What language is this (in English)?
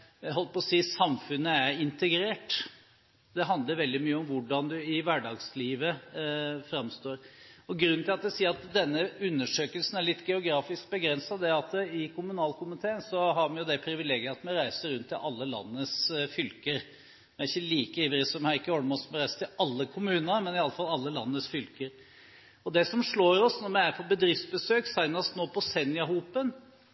Norwegian Bokmål